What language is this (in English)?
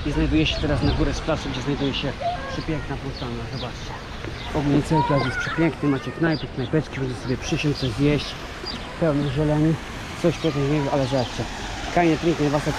Polish